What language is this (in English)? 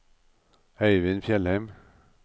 Norwegian